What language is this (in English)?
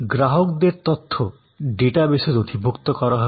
Bangla